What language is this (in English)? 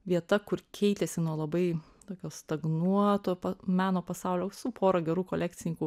Lithuanian